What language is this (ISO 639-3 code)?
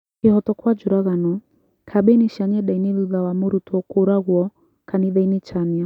kik